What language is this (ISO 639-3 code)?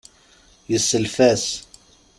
kab